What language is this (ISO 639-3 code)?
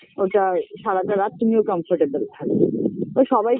ben